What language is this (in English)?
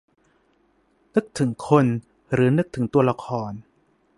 Thai